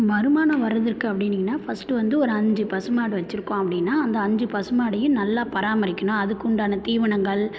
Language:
Tamil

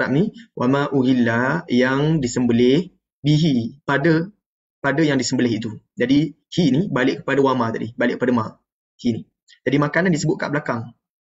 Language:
Malay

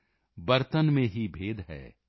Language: Punjabi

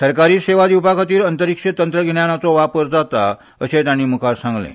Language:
Konkani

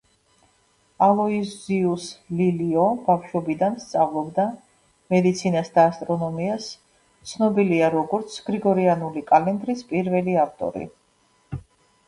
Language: Georgian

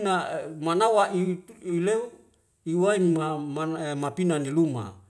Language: Wemale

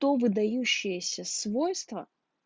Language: Russian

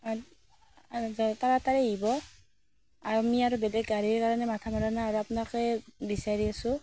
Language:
Assamese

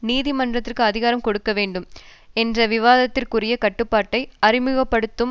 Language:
Tamil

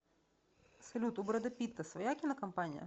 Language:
Russian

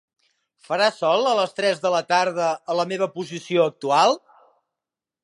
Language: Catalan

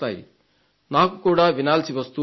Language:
Telugu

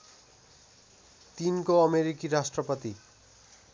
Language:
Nepali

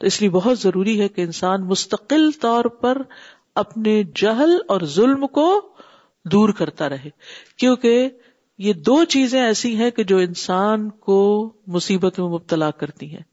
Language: Urdu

